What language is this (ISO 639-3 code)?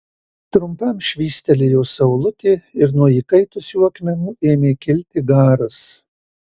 lit